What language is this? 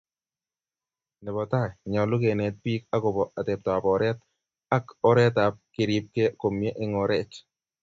Kalenjin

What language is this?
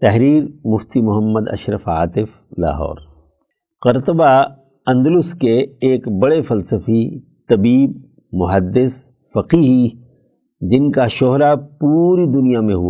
Urdu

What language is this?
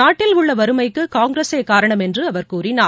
Tamil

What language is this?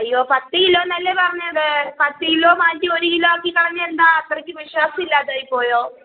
Malayalam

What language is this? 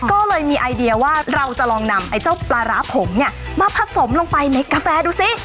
Thai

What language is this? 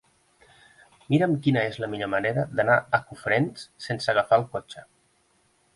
Catalan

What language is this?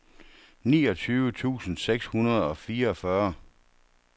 Danish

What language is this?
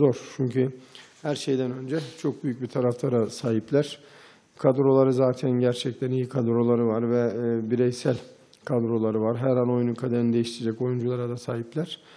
Turkish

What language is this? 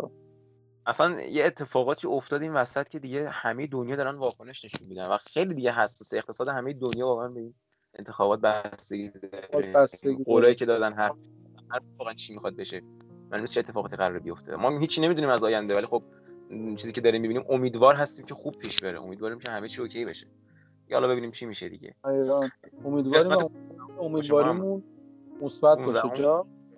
Persian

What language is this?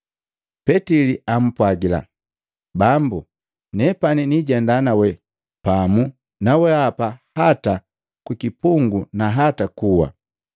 Matengo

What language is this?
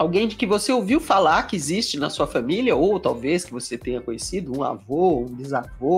Portuguese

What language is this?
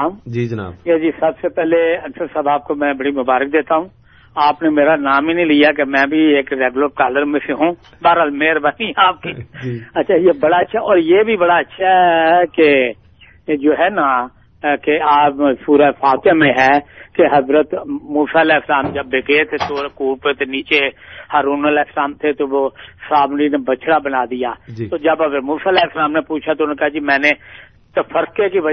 Urdu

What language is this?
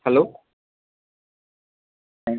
Bangla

